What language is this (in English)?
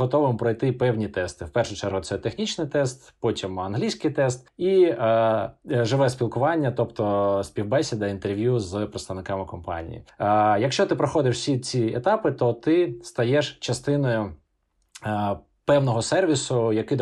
Ukrainian